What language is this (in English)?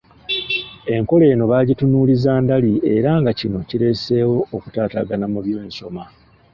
Ganda